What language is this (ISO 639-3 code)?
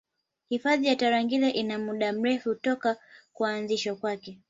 swa